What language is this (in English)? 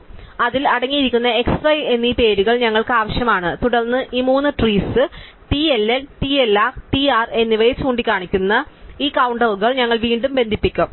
Malayalam